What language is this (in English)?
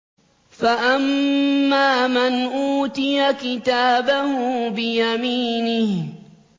Arabic